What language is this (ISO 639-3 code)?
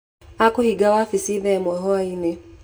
kik